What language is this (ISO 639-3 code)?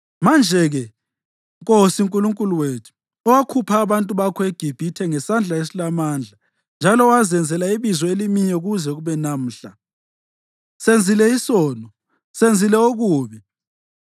nde